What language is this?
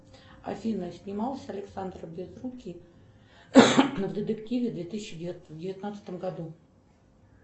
Russian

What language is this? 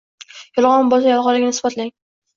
Uzbek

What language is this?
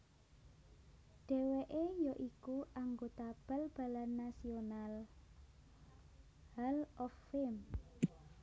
Javanese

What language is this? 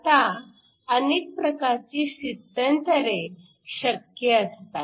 Marathi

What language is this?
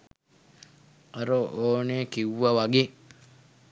Sinhala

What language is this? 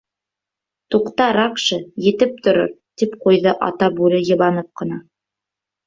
Bashkir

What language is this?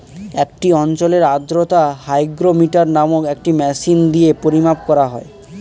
Bangla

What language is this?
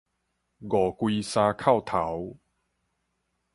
Min Nan Chinese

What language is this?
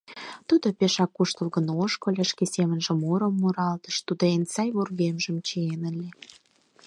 Mari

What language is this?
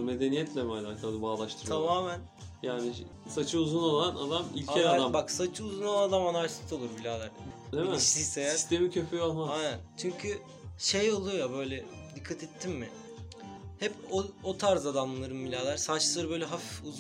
Turkish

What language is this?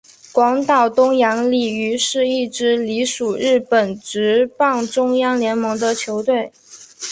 Chinese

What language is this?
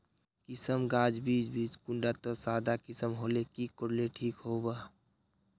Magahi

